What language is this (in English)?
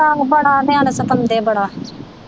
Punjabi